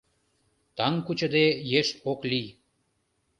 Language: Mari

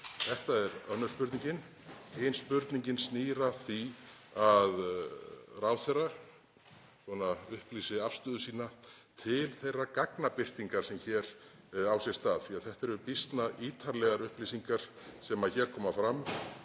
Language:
Icelandic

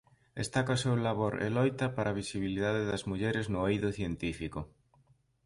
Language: Galician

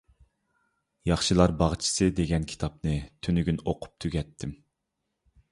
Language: Uyghur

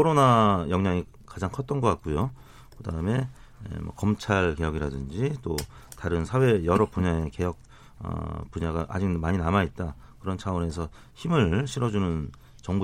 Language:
Korean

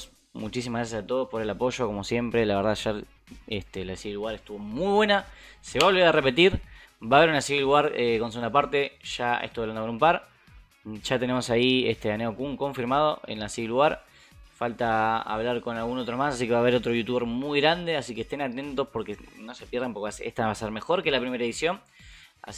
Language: Spanish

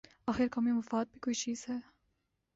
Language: Urdu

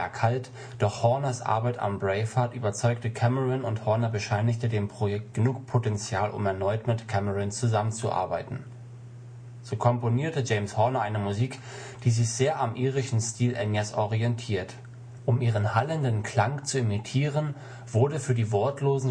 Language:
German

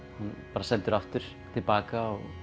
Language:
Icelandic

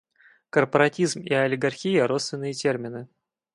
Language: Russian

